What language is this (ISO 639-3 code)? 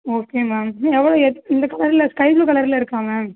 tam